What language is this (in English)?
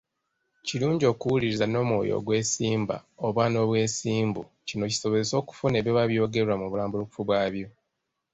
Ganda